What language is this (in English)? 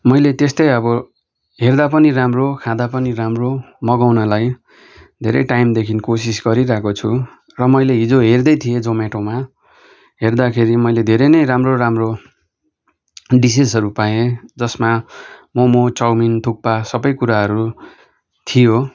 Nepali